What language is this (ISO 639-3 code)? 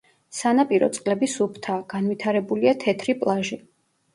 kat